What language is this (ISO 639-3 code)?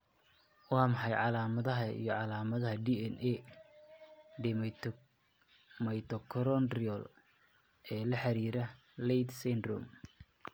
som